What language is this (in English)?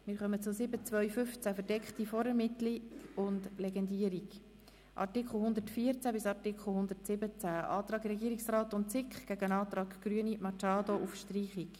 Swiss German